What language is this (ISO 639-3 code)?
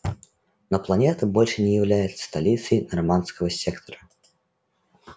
rus